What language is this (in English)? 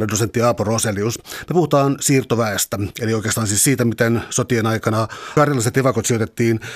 Finnish